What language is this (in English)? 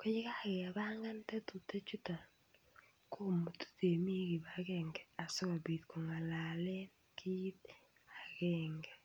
Kalenjin